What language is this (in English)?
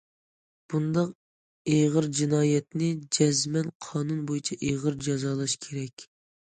Uyghur